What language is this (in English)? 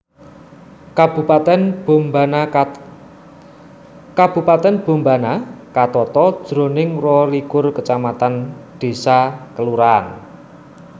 Javanese